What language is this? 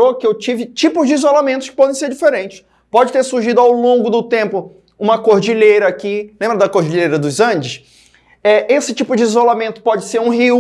Portuguese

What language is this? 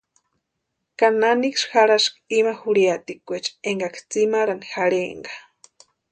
Western Highland Purepecha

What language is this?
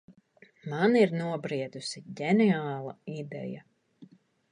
Latvian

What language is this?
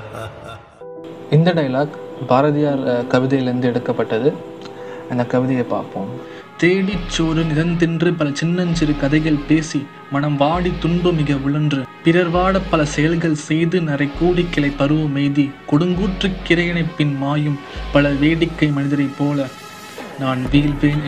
Tamil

